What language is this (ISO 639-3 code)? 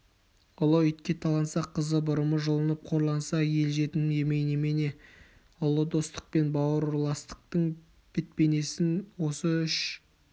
kaz